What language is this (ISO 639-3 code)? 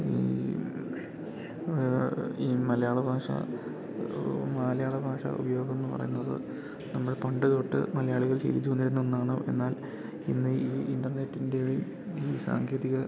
mal